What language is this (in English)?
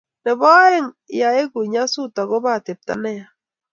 Kalenjin